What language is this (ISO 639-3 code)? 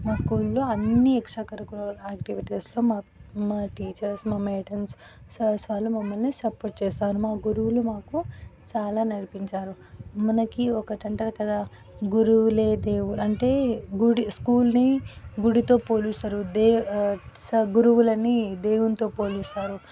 tel